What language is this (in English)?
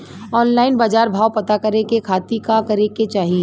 Bhojpuri